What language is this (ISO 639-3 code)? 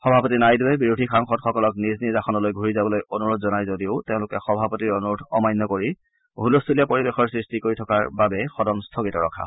asm